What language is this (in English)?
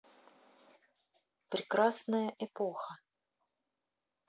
Russian